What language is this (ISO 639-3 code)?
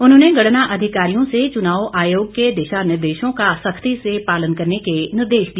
hin